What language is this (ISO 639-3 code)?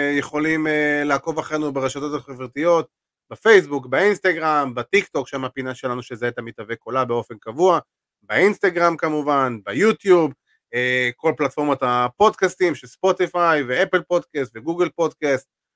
heb